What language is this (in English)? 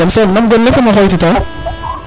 Serer